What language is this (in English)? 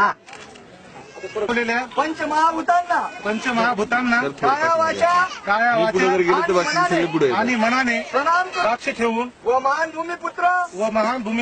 Arabic